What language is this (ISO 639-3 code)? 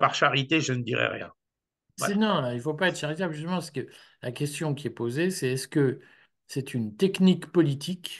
fra